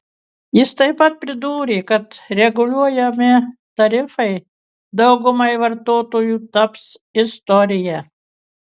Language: Lithuanian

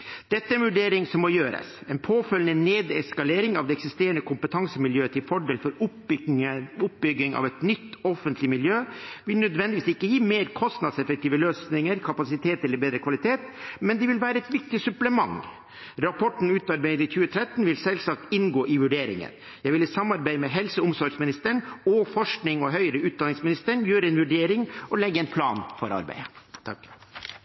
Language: Norwegian Bokmål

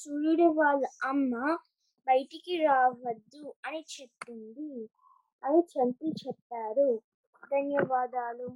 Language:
Telugu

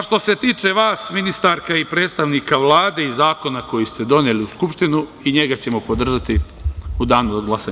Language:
Serbian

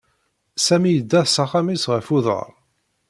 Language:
Kabyle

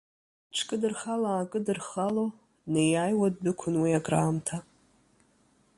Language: Abkhazian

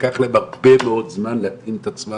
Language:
Hebrew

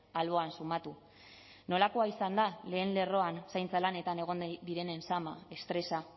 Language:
Basque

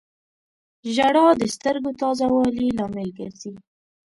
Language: Pashto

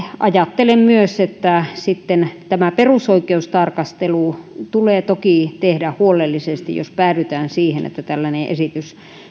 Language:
Finnish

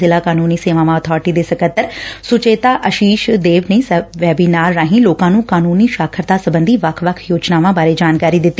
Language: Punjabi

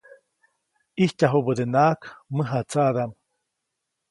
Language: Copainalá Zoque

